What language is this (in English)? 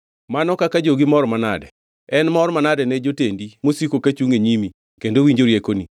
Luo (Kenya and Tanzania)